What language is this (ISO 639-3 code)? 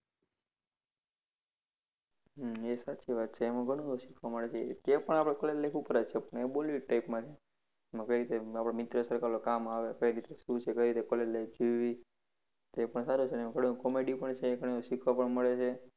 guj